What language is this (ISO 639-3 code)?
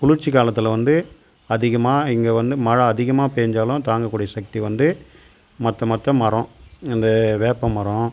tam